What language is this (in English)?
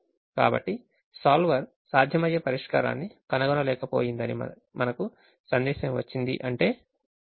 Telugu